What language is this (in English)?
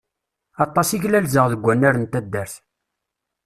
Kabyle